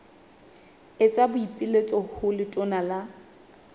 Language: Southern Sotho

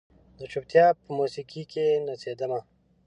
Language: Pashto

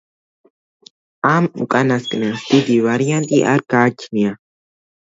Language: Georgian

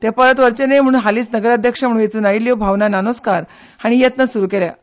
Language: Konkani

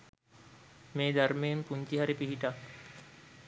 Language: Sinhala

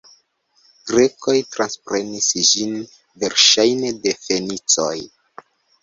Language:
Esperanto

